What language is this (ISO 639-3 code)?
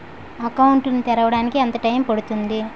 tel